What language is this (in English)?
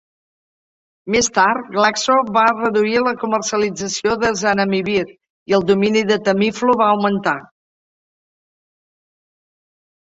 Catalan